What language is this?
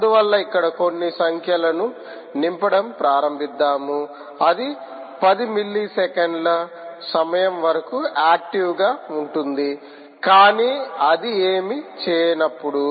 Telugu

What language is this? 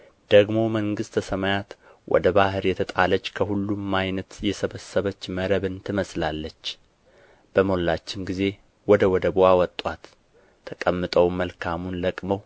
Amharic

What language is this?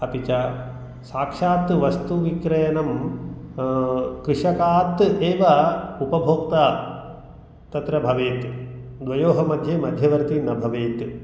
Sanskrit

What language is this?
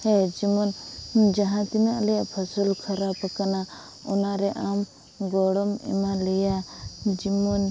Santali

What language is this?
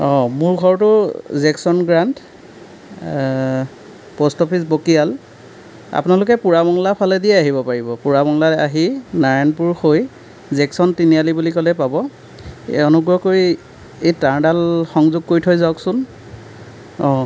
Assamese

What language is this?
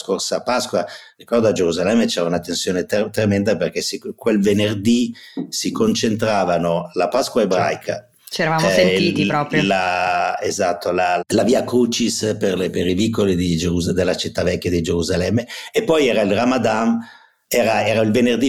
Italian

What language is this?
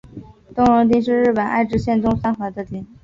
Chinese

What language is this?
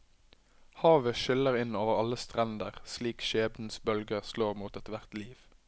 Norwegian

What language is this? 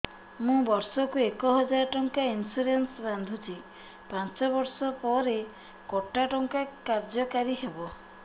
Odia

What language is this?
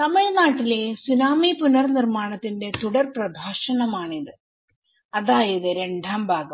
Malayalam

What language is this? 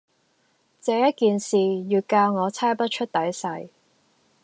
Cantonese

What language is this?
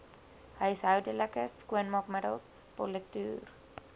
Afrikaans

